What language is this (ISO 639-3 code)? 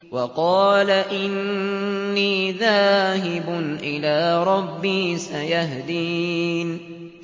ara